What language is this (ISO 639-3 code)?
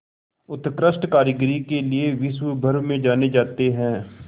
hin